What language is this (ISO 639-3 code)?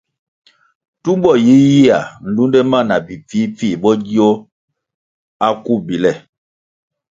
nmg